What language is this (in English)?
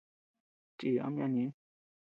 Tepeuxila Cuicatec